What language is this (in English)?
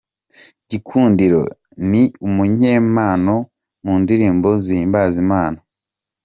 Kinyarwanda